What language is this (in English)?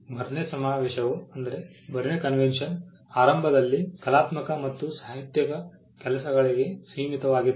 Kannada